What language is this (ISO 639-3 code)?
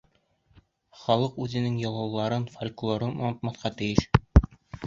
bak